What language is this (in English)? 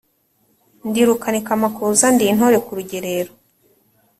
Kinyarwanda